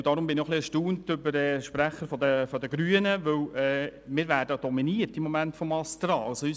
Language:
Swiss German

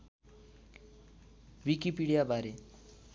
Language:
Nepali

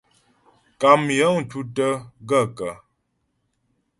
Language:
Ghomala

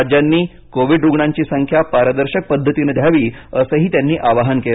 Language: Marathi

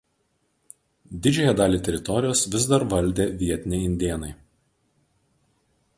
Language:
Lithuanian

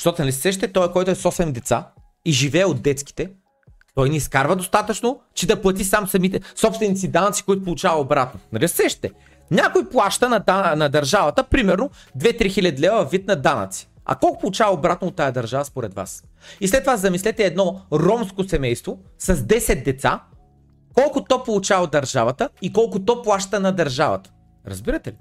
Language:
Bulgarian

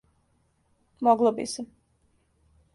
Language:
Serbian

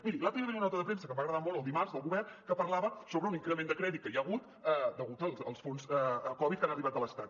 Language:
Catalan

